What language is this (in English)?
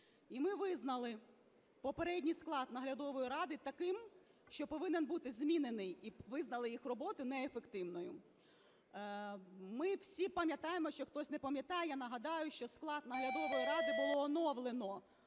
Ukrainian